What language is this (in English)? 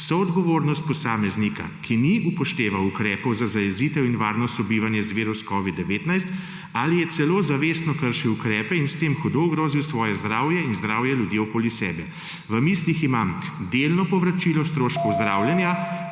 Slovenian